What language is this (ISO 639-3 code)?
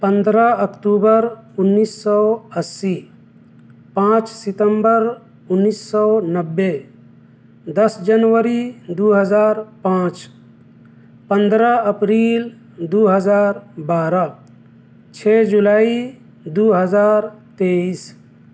urd